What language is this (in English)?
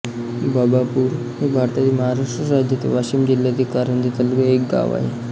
Marathi